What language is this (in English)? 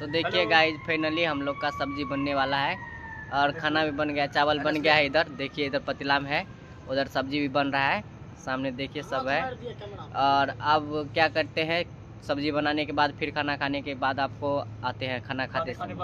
Hindi